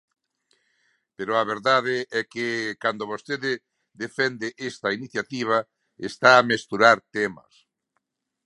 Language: Galician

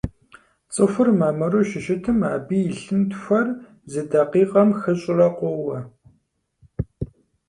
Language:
Kabardian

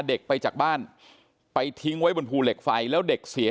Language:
Thai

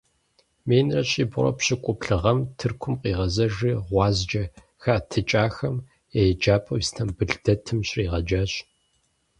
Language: Kabardian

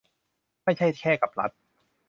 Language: Thai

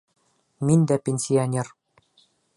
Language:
Bashkir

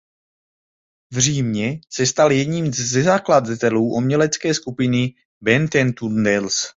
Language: Czech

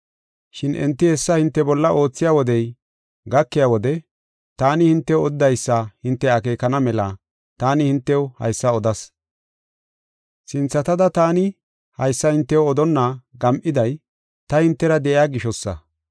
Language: Gofa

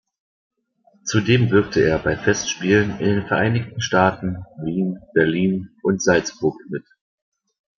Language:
German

